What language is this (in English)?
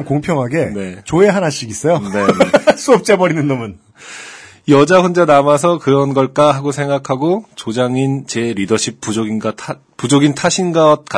Korean